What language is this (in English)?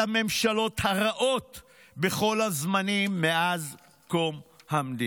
Hebrew